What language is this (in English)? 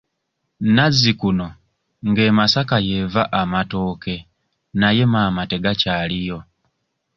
Ganda